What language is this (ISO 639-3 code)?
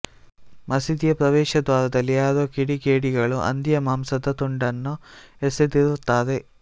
kan